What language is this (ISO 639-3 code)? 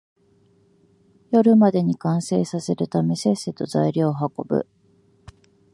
jpn